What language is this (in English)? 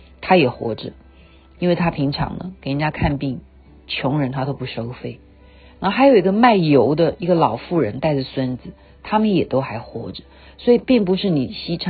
Chinese